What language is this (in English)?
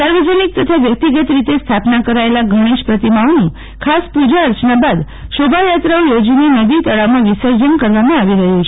Gujarati